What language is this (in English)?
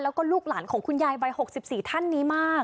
Thai